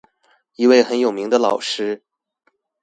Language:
Chinese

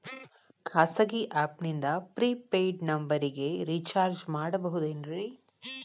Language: Kannada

